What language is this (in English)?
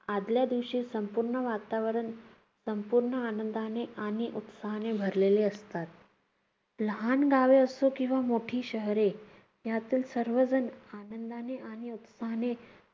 Marathi